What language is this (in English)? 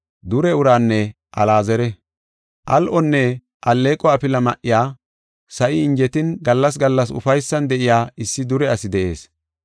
Gofa